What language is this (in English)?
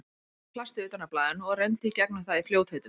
Icelandic